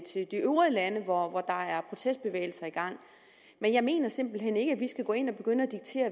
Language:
Danish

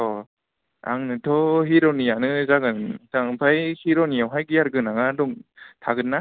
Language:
Bodo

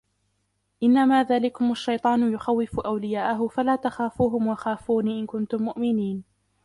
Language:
Arabic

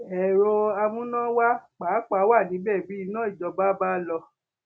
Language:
Yoruba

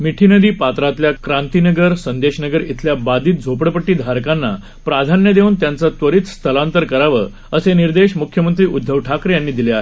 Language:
Marathi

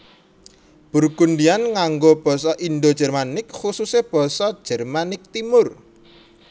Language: Javanese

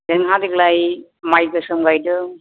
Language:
Bodo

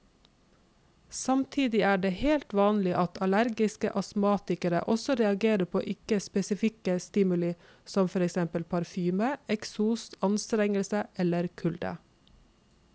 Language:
Norwegian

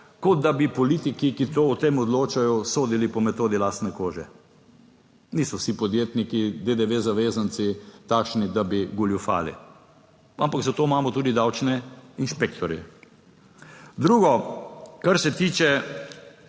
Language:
Slovenian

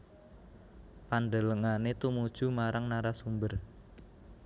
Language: Javanese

